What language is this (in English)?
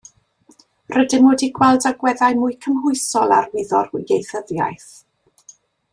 Welsh